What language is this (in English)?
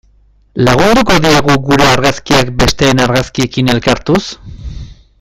Basque